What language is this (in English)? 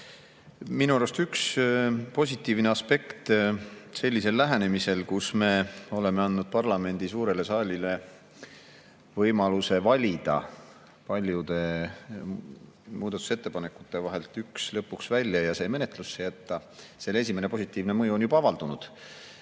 Estonian